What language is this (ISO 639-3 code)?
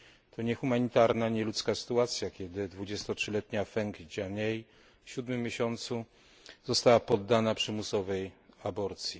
pol